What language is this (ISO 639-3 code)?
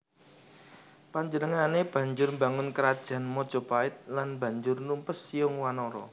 jav